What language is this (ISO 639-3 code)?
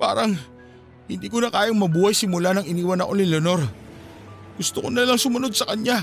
fil